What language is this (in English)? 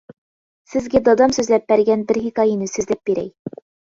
Uyghur